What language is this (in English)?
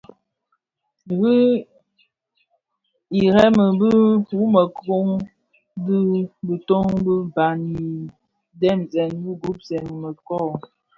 Bafia